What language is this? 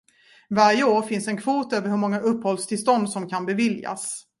Swedish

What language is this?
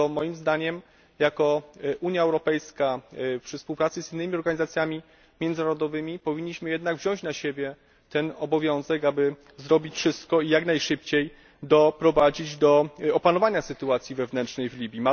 Polish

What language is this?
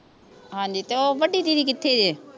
Punjabi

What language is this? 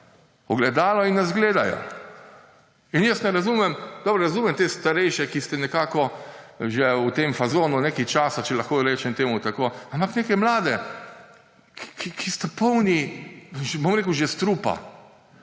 Slovenian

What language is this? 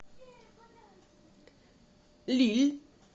Russian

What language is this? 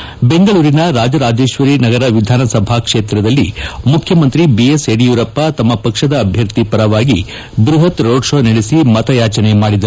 Kannada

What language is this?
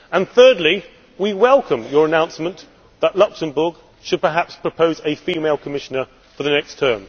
English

